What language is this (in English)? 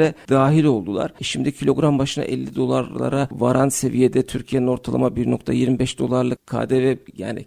Turkish